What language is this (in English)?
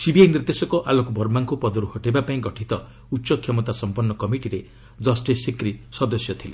Odia